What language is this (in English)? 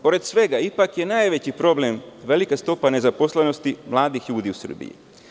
Serbian